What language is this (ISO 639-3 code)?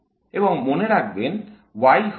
ben